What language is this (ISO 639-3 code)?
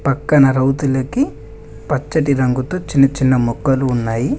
tel